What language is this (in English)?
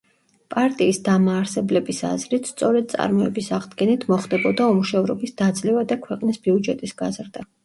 Georgian